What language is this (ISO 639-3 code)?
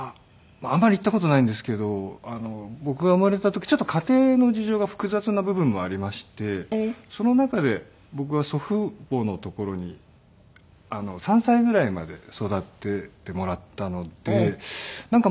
jpn